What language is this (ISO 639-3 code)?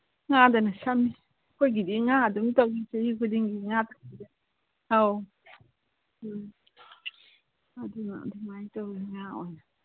mni